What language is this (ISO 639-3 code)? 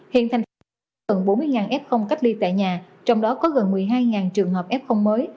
vie